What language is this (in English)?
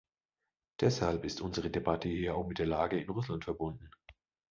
German